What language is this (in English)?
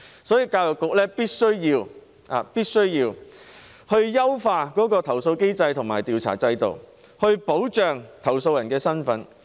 Cantonese